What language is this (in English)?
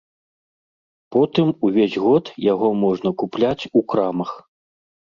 Belarusian